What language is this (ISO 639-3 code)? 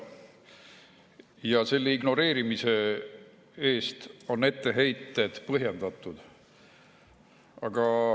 est